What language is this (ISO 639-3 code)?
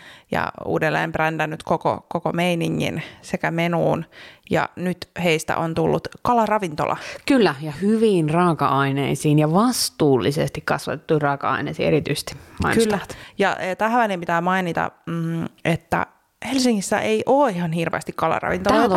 fin